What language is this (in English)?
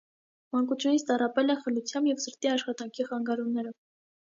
Armenian